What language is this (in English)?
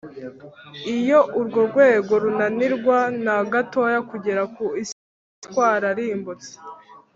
Kinyarwanda